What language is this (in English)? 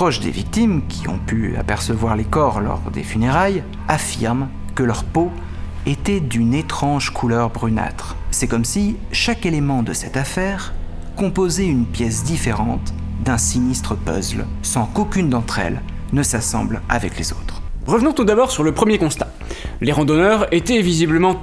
French